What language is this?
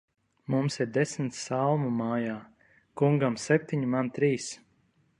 Latvian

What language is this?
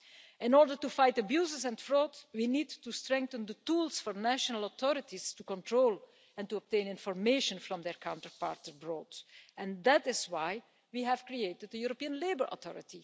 English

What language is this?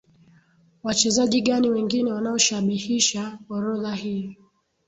Swahili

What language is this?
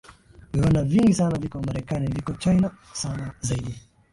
Swahili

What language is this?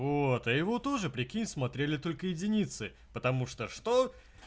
Russian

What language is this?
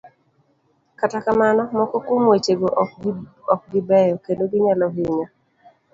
Luo (Kenya and Tanzania)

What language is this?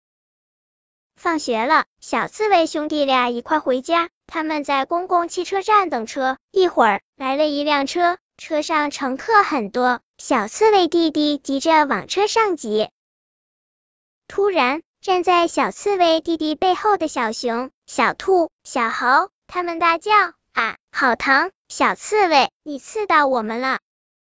Chinese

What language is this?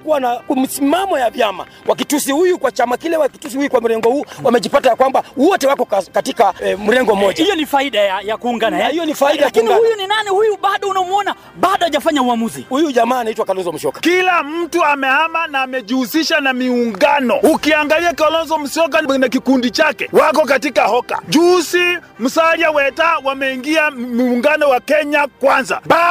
Swahili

